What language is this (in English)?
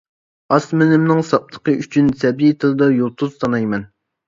Uyghur